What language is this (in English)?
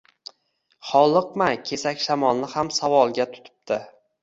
Uzbek